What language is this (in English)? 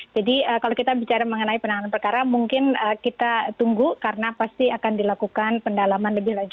Indonesian